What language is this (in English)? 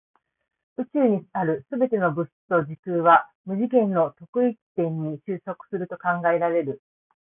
Japanese